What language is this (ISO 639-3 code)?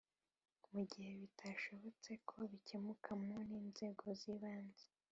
kin